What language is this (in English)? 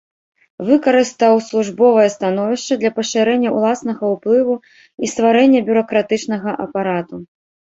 Belarusian